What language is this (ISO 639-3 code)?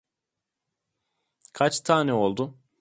tur